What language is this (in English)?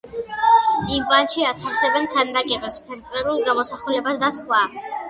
Georgian